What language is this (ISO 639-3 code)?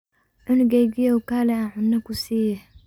som